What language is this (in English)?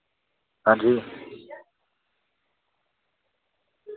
Dogri